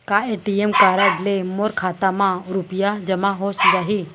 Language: Chhattisgarhi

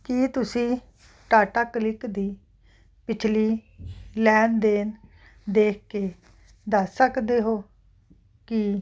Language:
Punjabi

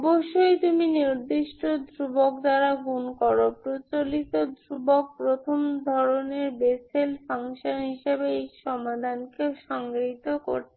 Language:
Bangla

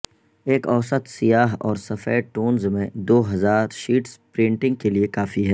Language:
Urdu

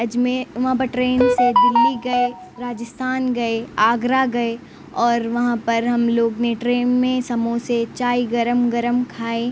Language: Urdu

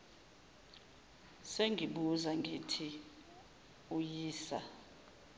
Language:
Zulu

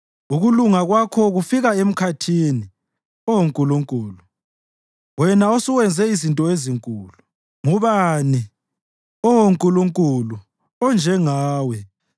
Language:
North Ndebele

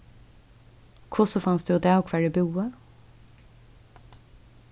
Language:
Faroese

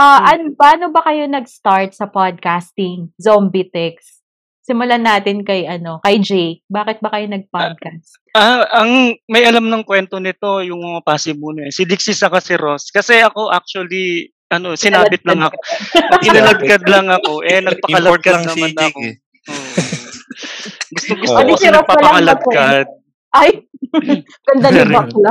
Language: Filipino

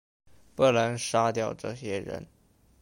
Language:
Chinese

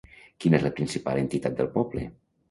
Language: Catalan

